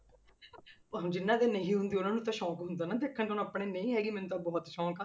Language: Punjabi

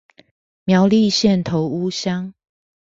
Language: Chinese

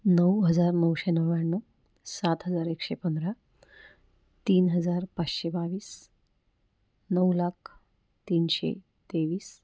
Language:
Marathi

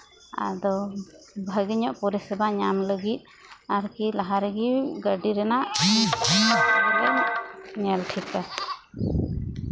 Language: Santali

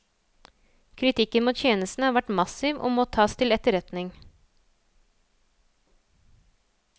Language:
Norwegian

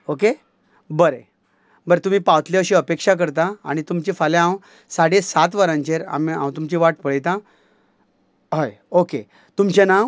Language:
Konkani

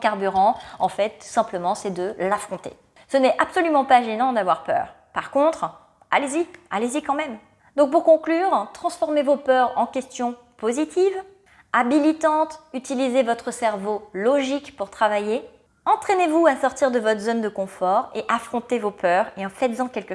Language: French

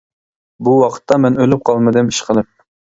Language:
Uyghur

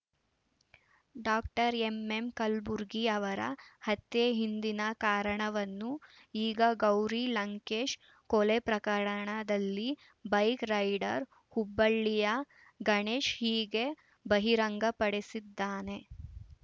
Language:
Kannada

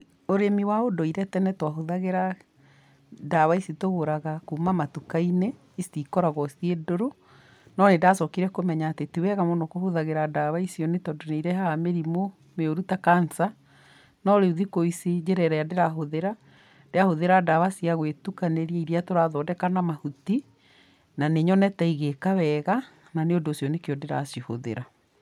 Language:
Kikuyu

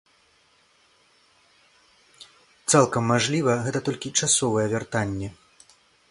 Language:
Belarusian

